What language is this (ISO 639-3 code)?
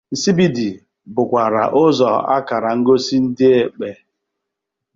ibo